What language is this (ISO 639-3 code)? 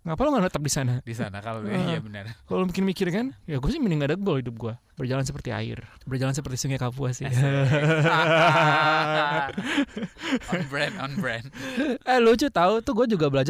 ind